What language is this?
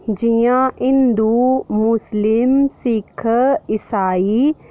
Dogri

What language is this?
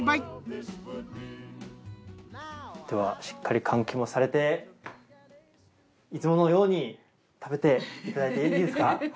Japanese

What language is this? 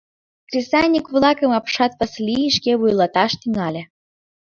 Mari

